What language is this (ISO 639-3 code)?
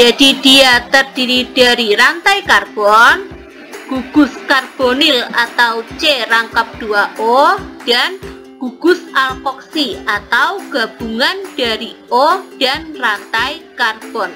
ind